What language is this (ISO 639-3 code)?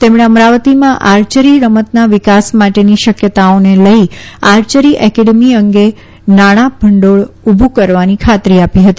guj